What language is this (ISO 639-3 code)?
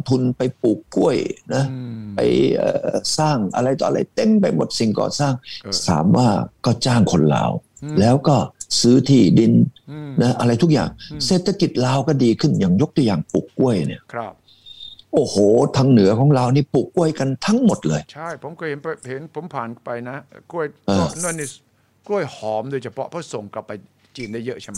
tha